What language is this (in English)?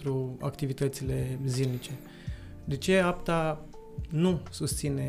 Romanian